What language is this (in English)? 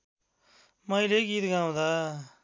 Nepali